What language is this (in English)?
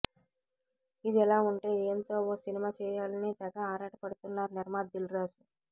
Telugu